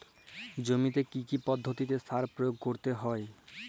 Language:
Bangla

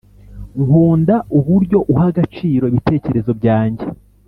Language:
Kinyarwanda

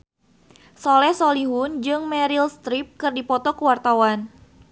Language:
Sundanese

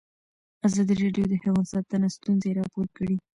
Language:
Pashto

